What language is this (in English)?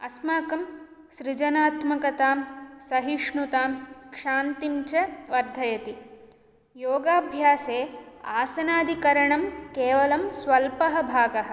Sanskrit